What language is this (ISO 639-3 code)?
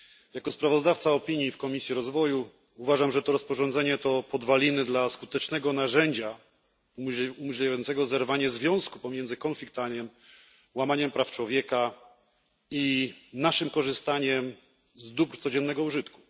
pol